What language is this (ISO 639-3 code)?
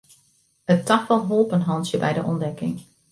fry